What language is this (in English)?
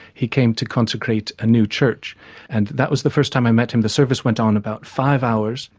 English